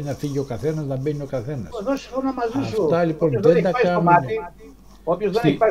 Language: Greek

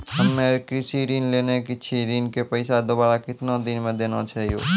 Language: Maithili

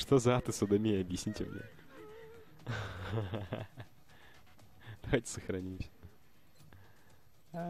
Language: Russian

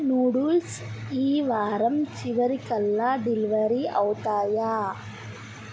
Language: Telugu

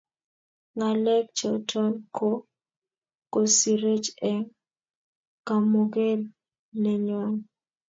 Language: Kalenjin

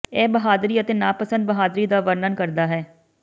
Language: Punjabi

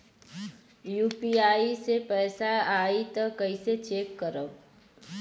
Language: Bhojpuri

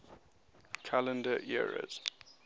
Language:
English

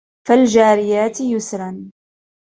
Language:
Arabic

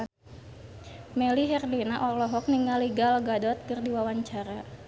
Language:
Sundanese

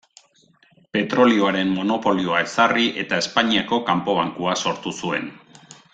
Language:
Basque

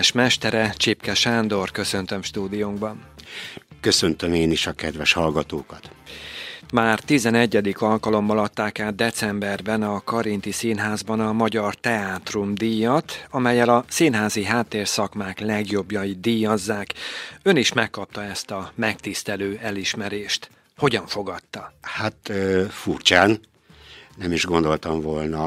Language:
Hungarian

